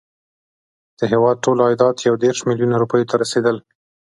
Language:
Pashto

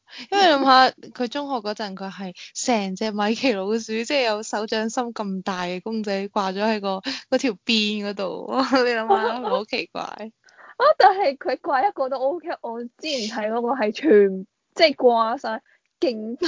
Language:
Chinese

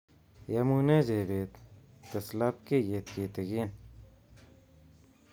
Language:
Kalenjin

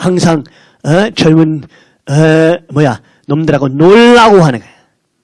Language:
Korean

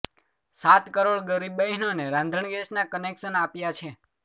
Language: Gujarati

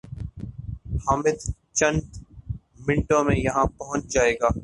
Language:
Urdu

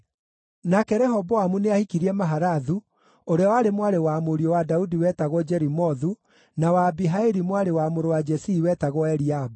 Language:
Kikuyu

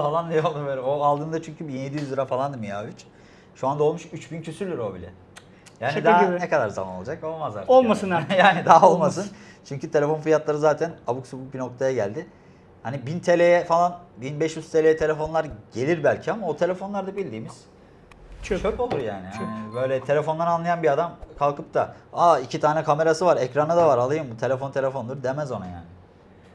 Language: Turkish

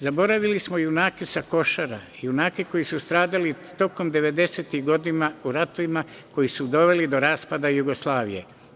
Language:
Serbian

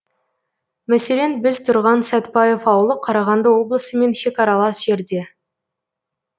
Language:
Kazakh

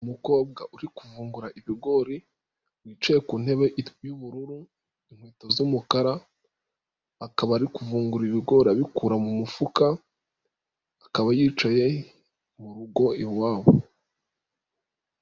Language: Kinyarwanda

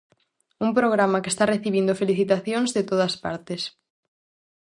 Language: Galician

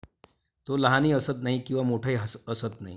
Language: Marathi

